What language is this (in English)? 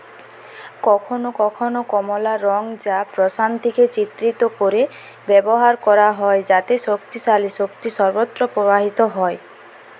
Bangla